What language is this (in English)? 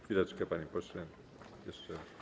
Polish